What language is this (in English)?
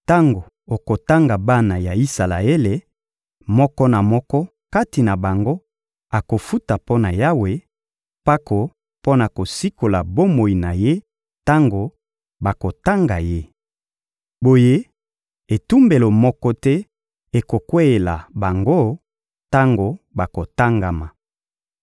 Lingala